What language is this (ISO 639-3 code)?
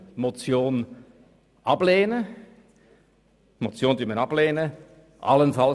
gsw